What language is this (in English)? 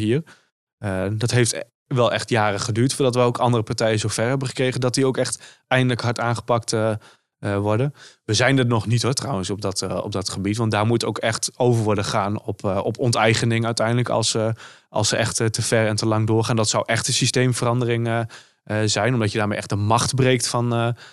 Dutch